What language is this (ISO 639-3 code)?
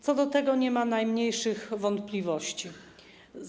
pol